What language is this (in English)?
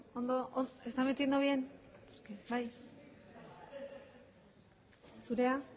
Basque